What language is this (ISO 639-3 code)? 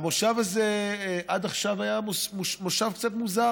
heb